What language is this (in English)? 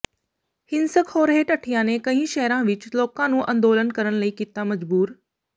Punjabi